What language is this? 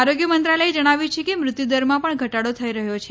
Gujarati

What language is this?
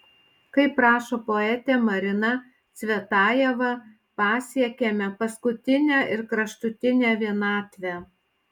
Lithuanian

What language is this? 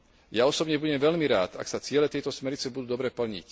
Slovak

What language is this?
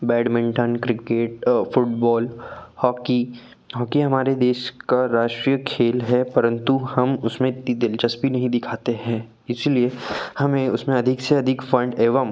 Hindi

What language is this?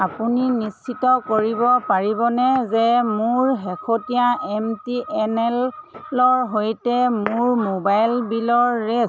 Assamese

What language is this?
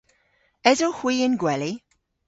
Cornish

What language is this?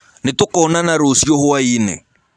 Kikuyu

